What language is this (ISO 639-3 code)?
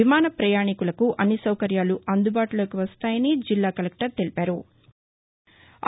tel